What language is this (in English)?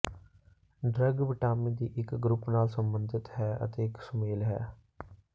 Punjabi